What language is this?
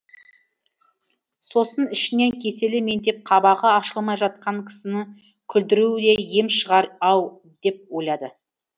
Kazakh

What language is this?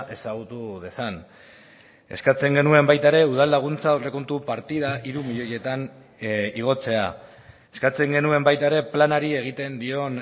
Basque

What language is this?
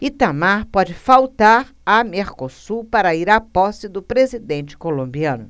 Portuguese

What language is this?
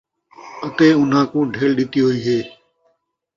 Saraiki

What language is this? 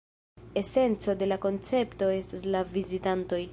Esperanto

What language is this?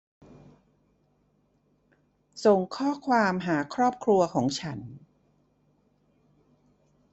Thai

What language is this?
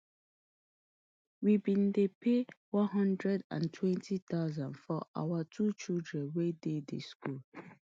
Nigerian Pidgin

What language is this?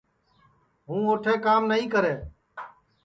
Sansi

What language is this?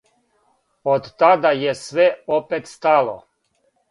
Serbian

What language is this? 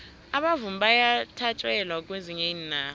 South Ndebele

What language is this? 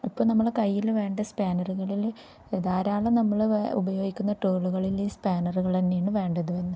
Malayalam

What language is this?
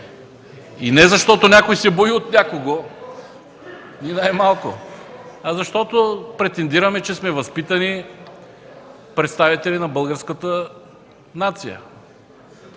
Bulgarian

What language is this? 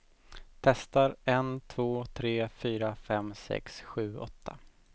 Swedish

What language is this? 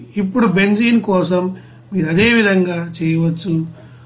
Telugu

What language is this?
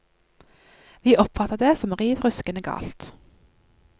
Norwegian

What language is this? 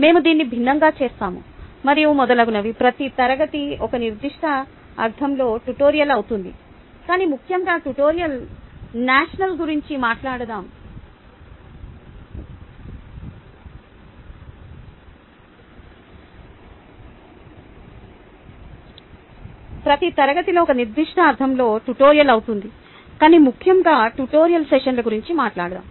Telugu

